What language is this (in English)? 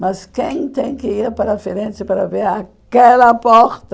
Portuguese